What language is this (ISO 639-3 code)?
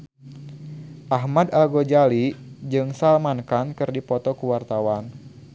sun